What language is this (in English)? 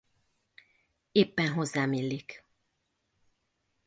Hungarian